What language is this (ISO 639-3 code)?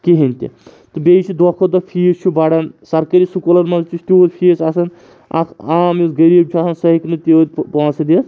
kas